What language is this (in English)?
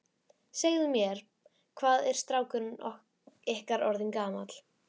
Icelandic